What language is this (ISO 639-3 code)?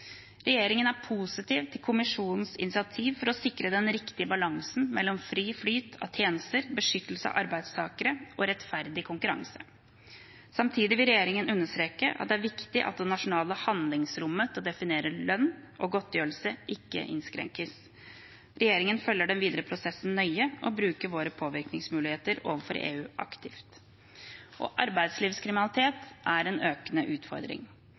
nob